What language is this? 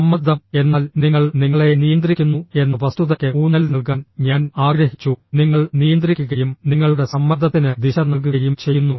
Malayalam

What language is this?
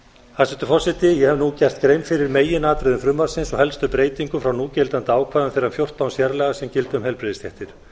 Icelandic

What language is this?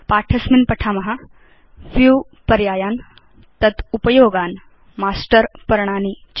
Sanskrit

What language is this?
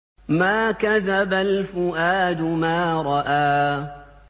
Arabic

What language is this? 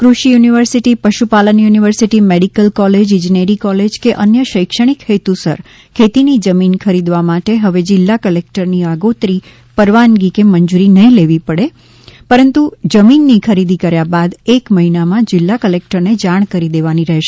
Gujarati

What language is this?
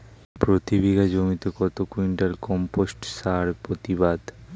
Bangla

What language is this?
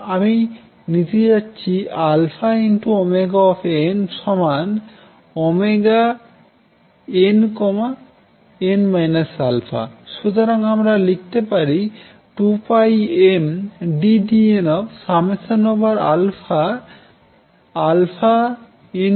Bangla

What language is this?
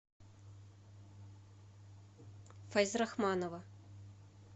Russian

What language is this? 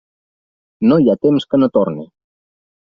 Catalan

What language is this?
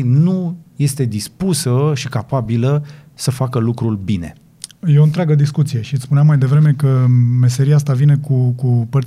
Romanian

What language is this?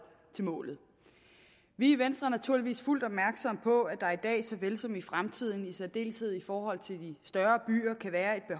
Danish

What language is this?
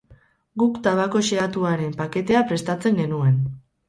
Basque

